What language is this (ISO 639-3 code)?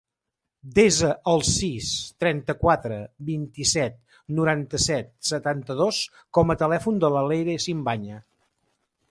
cat